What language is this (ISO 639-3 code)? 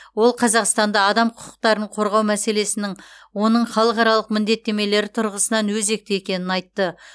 kaz